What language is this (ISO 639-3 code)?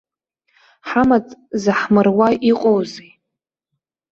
abk